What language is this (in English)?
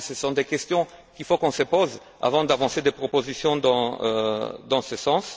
French